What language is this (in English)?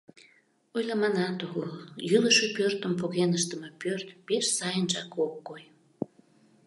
Mari